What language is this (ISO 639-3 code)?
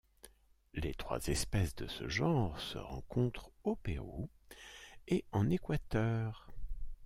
fra